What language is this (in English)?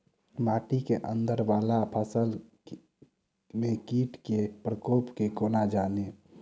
Maithili